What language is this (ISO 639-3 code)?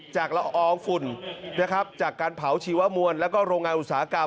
tha